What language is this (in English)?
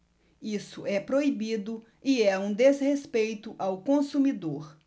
Portuguese